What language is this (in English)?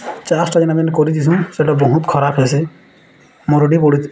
Odia